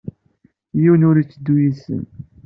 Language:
Kabyle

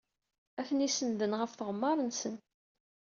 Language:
Kabyle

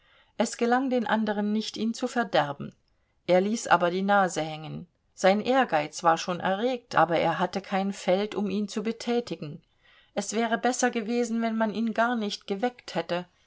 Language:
German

